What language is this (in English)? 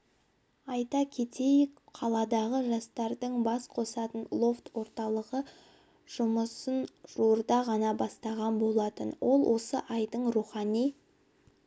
Kazakh